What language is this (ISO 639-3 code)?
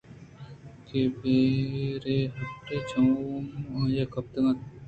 bgp